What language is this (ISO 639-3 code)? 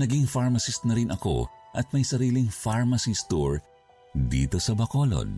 fil